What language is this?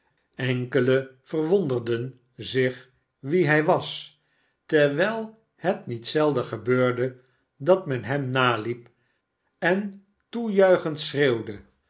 Dutch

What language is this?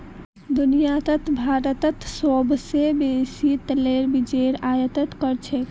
Magahi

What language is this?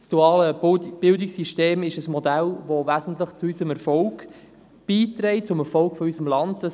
Swiss German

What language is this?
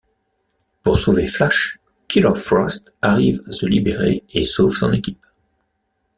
French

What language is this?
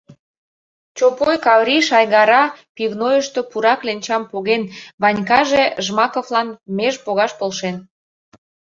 Mari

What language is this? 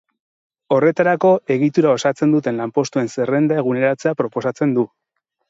Basque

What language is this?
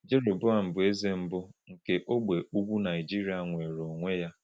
Igbo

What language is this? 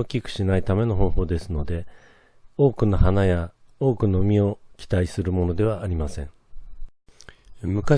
Japanese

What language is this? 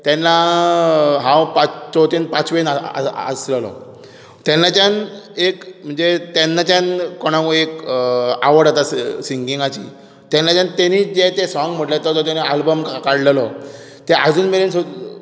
Konkani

